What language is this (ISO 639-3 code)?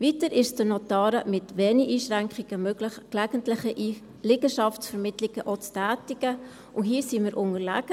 gsw